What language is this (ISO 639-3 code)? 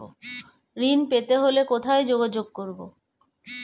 ben